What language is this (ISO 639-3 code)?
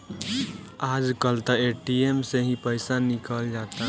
bho